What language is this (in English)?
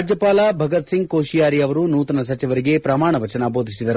Kannada